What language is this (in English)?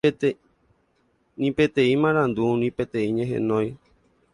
Guarani